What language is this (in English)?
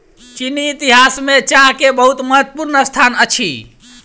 Maithili